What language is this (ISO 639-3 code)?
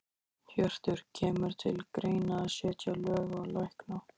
isl